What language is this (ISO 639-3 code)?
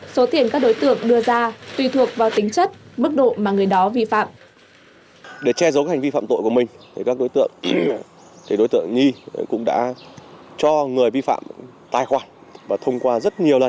vie